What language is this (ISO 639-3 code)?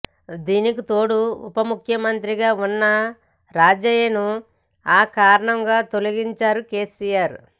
tel